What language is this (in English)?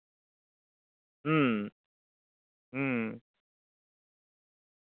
Santali